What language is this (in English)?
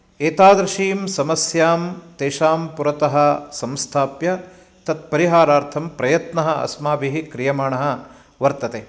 Sanskrit